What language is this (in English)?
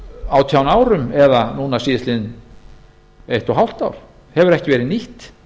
Icelandic